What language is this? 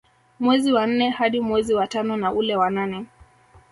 Swahili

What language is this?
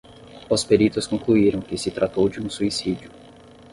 Portuguese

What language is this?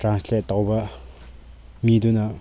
Manipuri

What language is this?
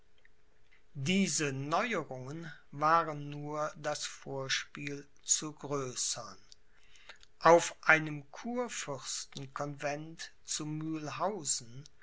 German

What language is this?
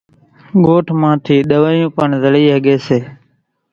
Kachi Koli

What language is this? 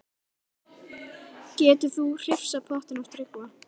Icelandic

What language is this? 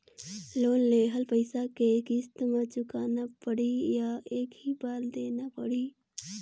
Chhattisgarhi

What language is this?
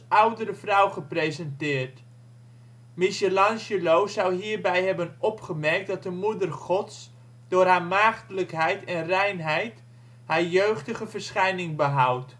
Dutch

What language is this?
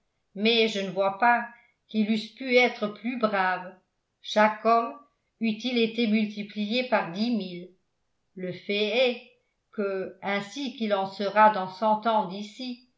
French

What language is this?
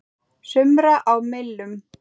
Icelandic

